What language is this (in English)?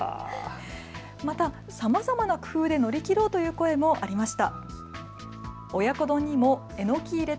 Japanese